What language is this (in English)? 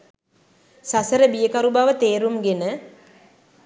Sinhala